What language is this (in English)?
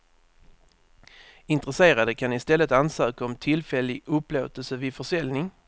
Swedish